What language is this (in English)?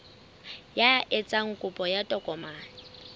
Southern Sotho